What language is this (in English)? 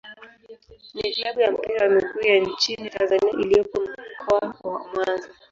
Swahili